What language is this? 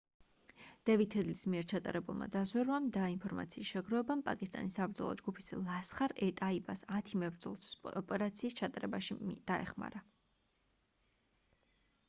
Georgian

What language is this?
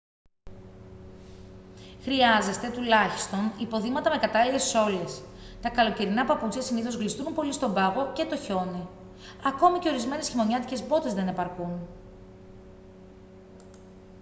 Greek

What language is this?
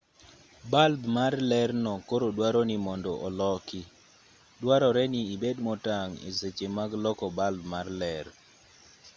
Luo (Kenya and Tanzania)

